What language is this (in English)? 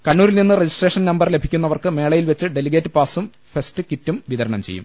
Malayalam